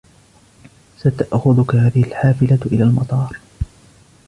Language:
Arabic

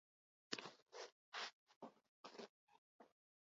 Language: Basque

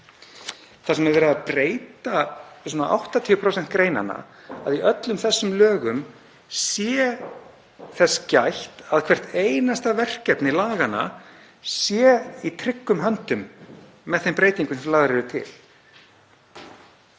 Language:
Icelandic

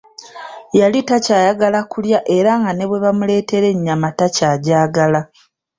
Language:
Ganda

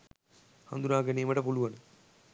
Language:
Sinhala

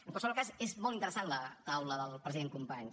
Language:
Catalan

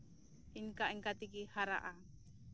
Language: Santali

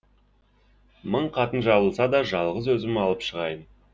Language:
Kazakh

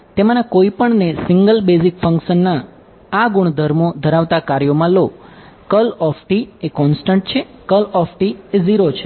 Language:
Gujarati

